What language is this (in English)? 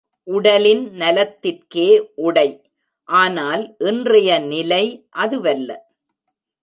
Tamil